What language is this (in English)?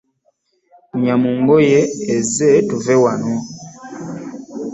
Ganda